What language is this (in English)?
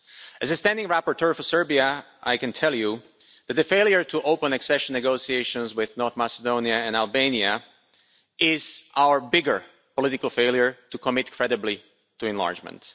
English